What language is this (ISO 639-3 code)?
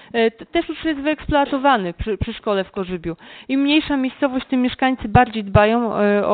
pol